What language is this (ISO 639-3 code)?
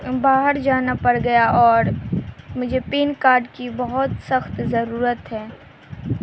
urd